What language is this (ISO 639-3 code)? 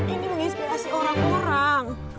ind